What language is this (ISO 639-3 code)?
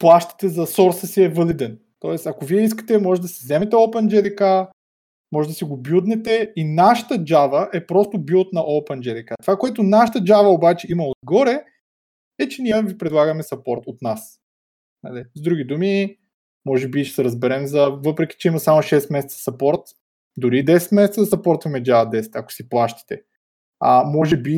bul